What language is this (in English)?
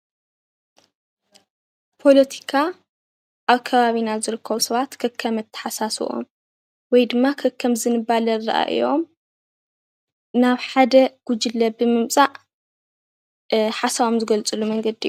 Tigrinya